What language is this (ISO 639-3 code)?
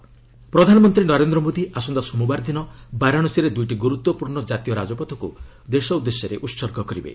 ori